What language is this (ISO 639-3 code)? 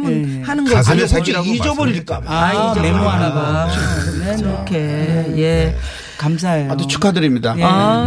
kor